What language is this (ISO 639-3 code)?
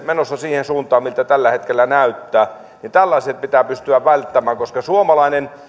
fin